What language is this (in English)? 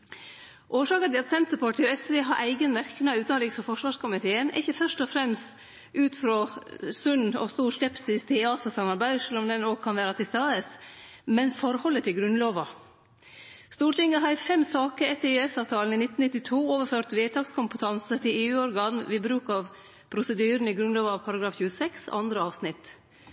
Norwegian Nynorsk